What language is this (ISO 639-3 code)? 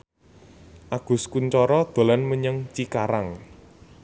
jav